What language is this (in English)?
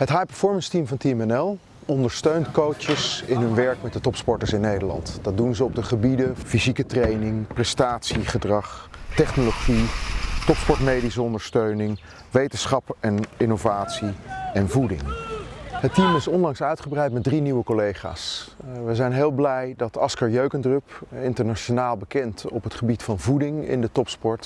Dutch